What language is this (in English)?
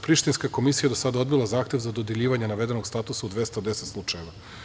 Serbian